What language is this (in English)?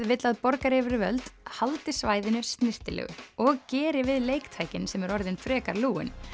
Icelandic